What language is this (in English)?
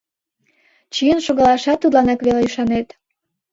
Mari